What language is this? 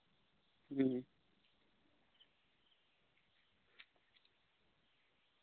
Santali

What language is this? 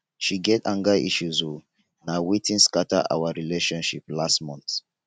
Nigerian Pidgin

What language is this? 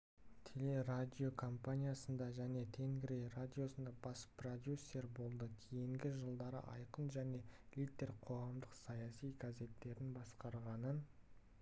Kazakh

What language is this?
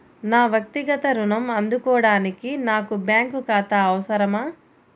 Telugu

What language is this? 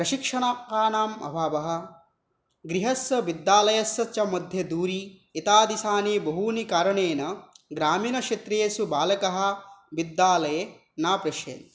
Sanskrit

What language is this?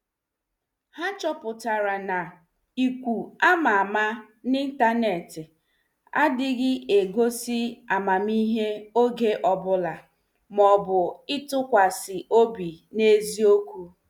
Igbo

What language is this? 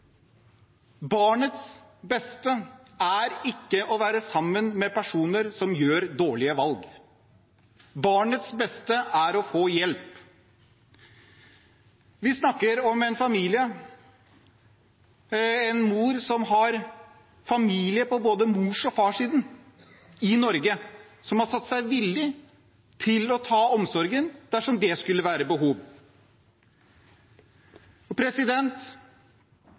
Norwegian Bokmål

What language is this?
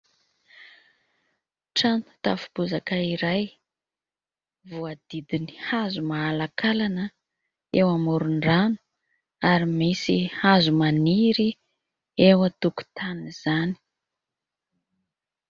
Malagasy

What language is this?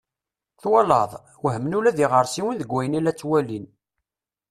Kabyle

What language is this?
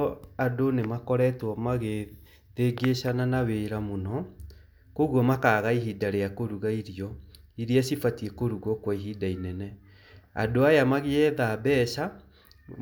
Kikuyu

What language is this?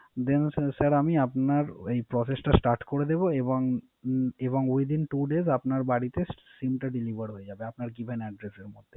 Bangla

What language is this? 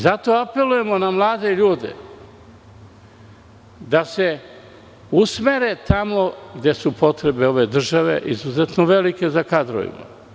Serbian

